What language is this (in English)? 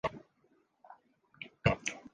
Swahili